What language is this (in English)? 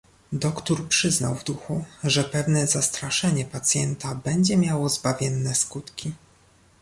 Polish